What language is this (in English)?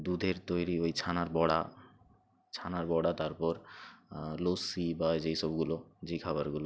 Bangla